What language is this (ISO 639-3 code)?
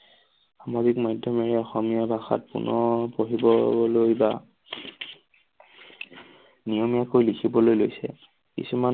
asm